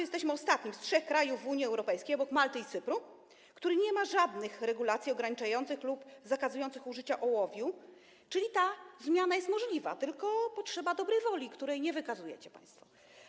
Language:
Polish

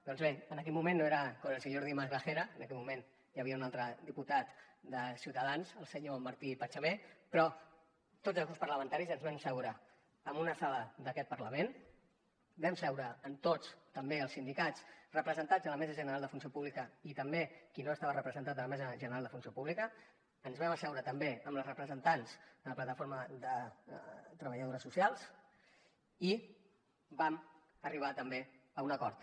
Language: Catalan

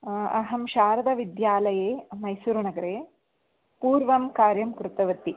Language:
Sanskrit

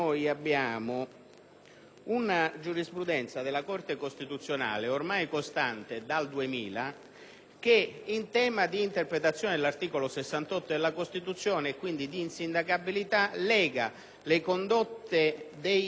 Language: Italian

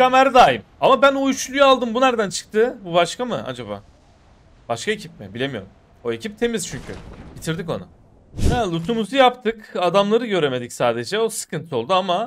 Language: Turkish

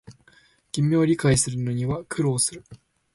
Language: Japanese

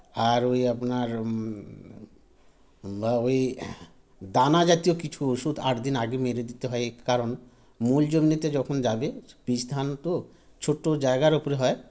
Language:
Bangla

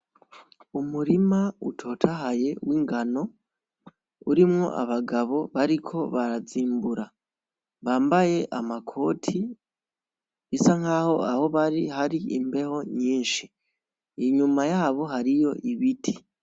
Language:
Rundi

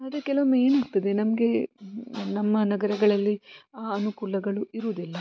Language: Kannada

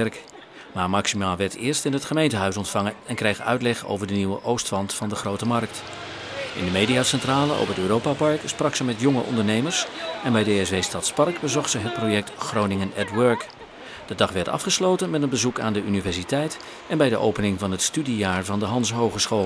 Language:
Dutch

